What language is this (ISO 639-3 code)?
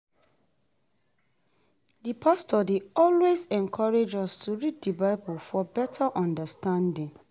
pcm